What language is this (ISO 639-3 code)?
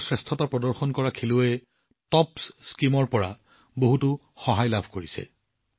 asm